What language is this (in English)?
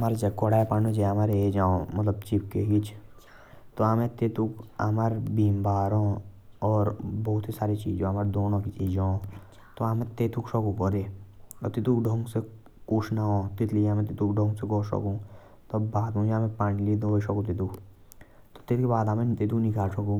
Jaunsari